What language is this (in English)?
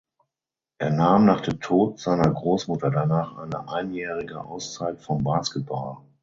German